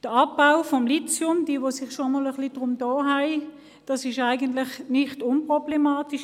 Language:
Swiss German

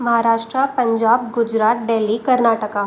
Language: Sindhi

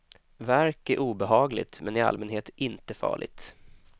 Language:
Swedish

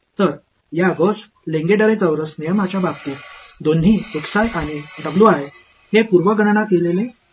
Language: Marathi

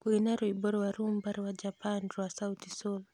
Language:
Kikuyu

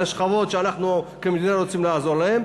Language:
Hebrew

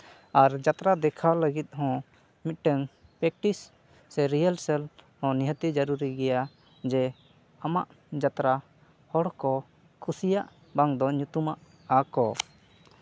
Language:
Santali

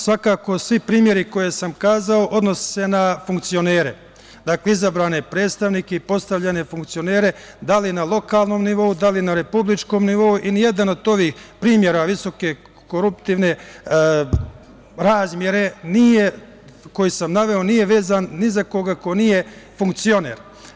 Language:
Serbian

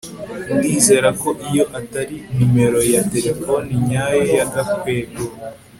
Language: Kinyarwanda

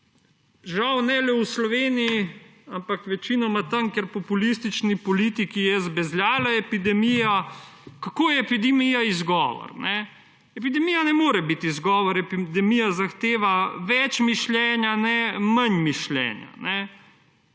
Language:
Slovenian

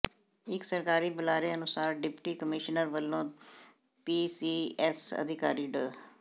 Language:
Punjabi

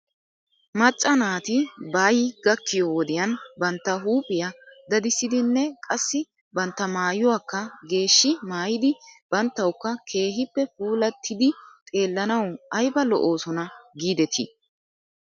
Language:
Wolaytta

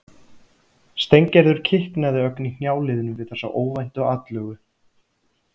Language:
Icelandic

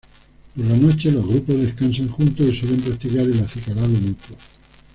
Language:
Spanish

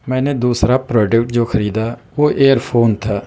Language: Urdu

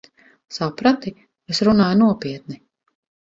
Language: Latvian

